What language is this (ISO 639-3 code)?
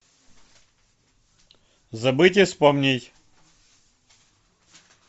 rus